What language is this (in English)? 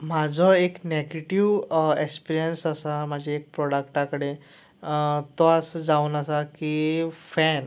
Konkani